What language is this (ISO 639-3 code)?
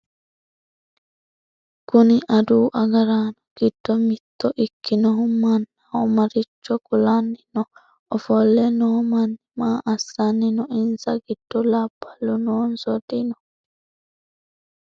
sid